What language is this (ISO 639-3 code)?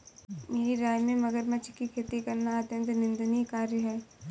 hin